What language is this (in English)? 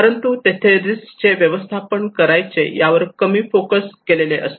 Marathi